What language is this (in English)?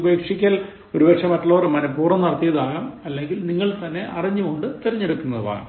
Malayalam